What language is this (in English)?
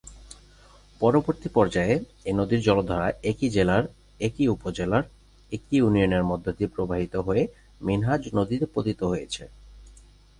Bangla